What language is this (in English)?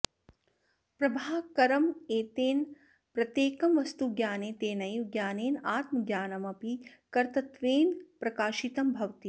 Sanskrit